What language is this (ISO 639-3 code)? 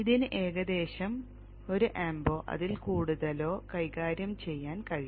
mal